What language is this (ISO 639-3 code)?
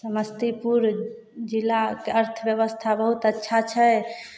mai